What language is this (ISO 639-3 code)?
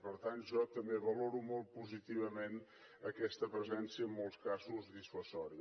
cat